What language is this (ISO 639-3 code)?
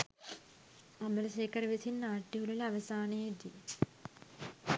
sin